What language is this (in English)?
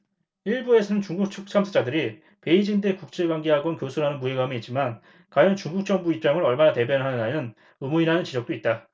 Korean